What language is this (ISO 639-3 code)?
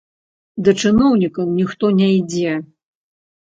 bel